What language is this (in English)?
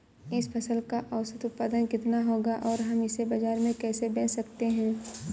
Hindi